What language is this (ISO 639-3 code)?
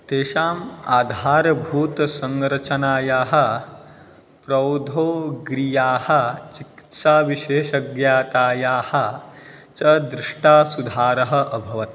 san